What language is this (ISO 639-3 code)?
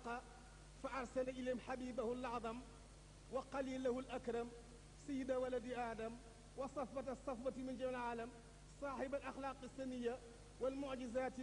ara